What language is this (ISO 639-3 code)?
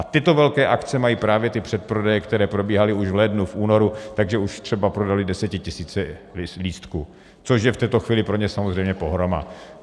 ces